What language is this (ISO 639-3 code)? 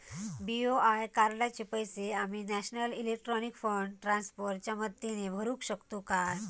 mar